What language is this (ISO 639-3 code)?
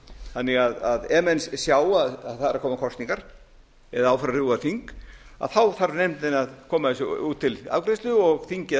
isl